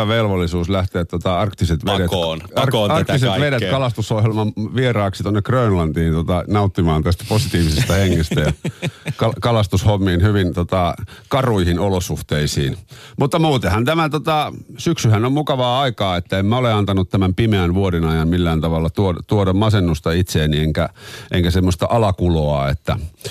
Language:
Finnish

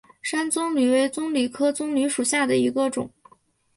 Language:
Chinese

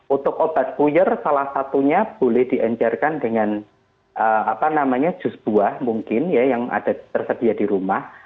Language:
Indonesian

